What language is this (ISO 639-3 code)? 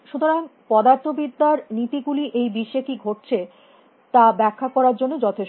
ben